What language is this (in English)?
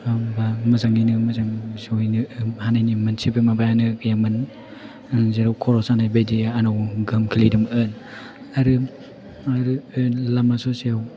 Bodo